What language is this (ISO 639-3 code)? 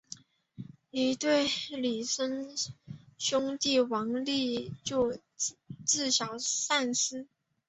zho